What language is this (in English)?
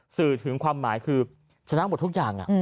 Thai